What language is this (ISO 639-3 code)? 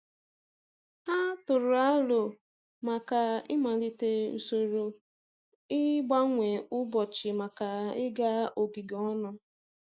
ibo